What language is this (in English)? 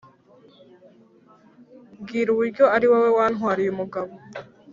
Kinyarwanda